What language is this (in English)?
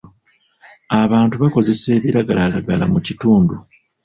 Ganda